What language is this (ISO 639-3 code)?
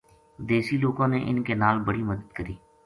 gju